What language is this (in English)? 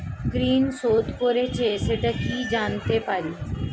Bangla